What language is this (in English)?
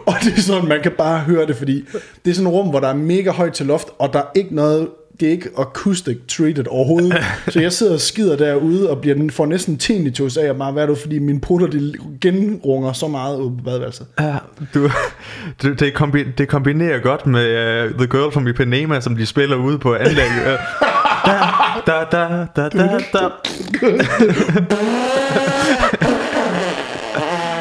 Danish